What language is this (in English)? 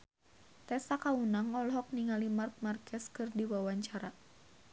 Sundanese